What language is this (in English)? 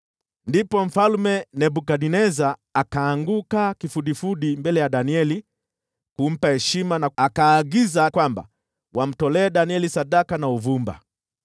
Swahili